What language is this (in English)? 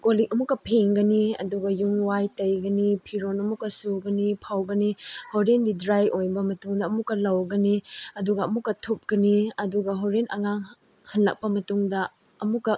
Manipuri